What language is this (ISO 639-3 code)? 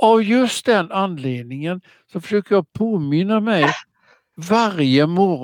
swe